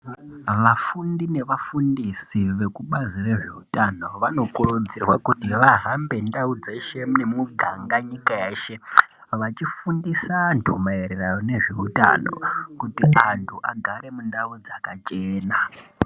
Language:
Ndau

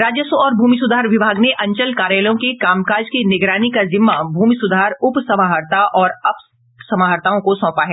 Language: Hindi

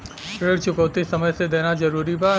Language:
Bhojpuri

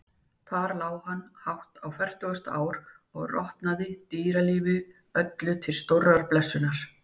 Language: Icelandic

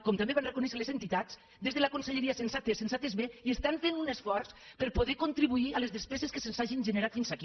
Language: Catalan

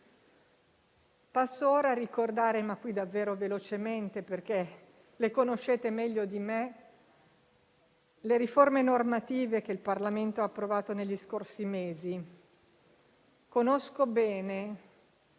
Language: Italian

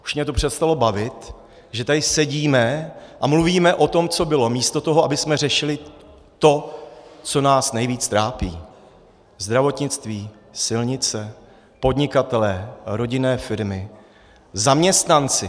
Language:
Czech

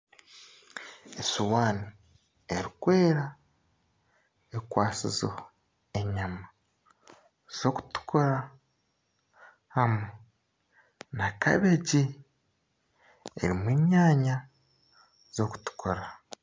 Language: Nyankole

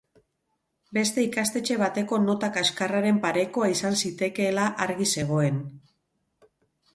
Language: Basque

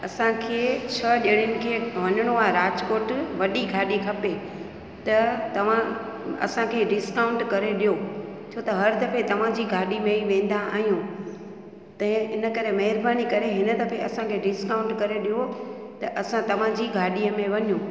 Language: Sindhi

